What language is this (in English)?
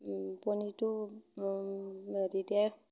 Assamese